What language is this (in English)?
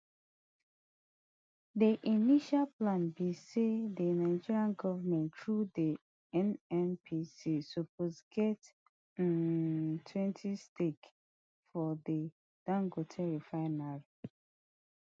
Nigerian Pidgin